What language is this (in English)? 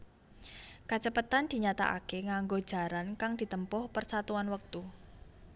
Javanese